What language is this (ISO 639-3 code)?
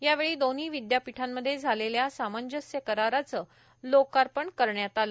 mar